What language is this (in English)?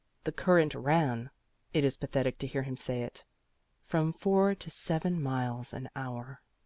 English